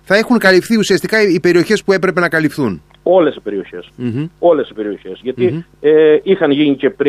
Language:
Greek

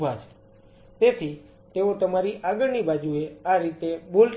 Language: Gujarati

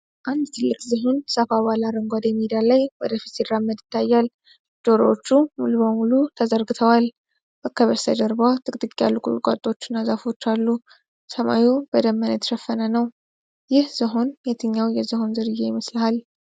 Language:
Amharic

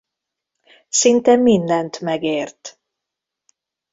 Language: Hungarian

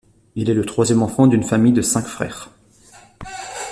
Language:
French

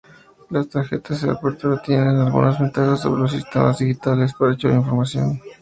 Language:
Spanish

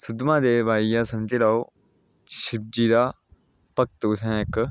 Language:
Dogri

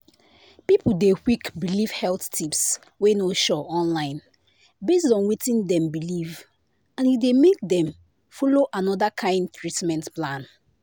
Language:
Nigerian Pidgin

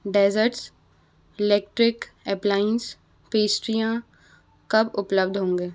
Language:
Hindi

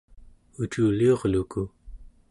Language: Central Yupik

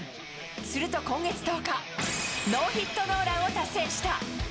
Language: Japanese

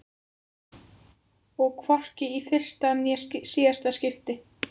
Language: Icelandic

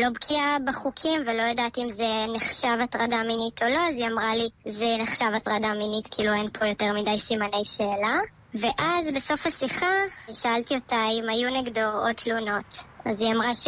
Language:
Hebrew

